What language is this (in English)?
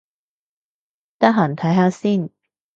Cantonese